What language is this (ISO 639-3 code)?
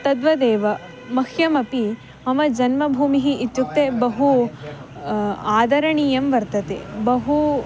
san